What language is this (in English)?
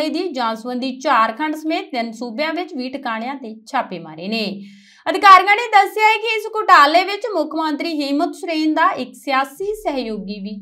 Hindi